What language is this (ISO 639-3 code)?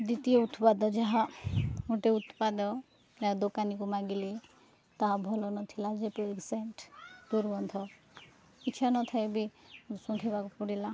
ori